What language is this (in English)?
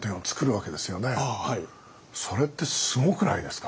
Japanese